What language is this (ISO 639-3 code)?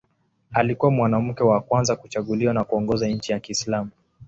swa